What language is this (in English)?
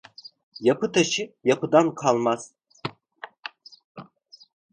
Turkish